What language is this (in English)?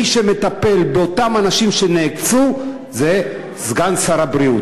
Hebrew